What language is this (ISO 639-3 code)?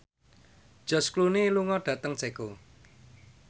jav